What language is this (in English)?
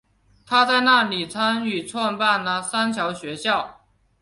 Chinese